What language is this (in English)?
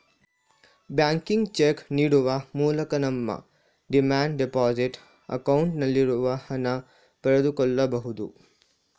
Kannada